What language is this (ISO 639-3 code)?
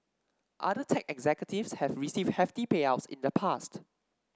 eng